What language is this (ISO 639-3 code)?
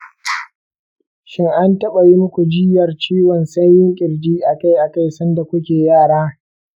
hau